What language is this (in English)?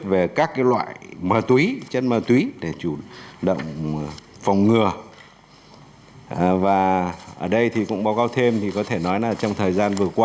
Vietnamese